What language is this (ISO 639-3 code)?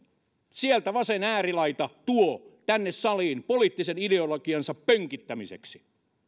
fin